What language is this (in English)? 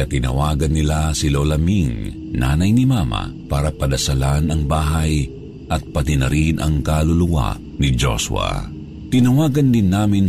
Filipino